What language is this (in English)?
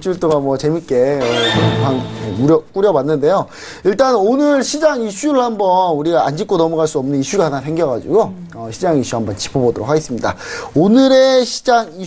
Korean